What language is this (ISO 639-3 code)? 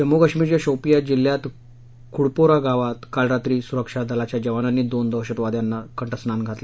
mar